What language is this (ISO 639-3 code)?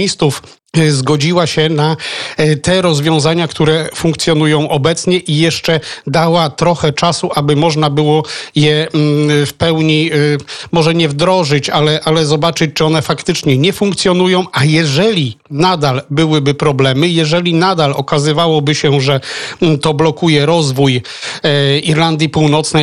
pol